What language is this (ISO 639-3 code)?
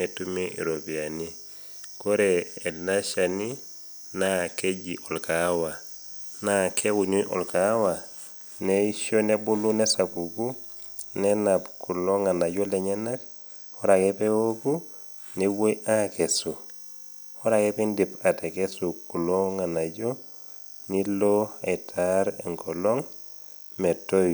mas